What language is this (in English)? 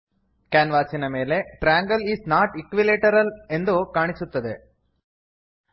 Kannada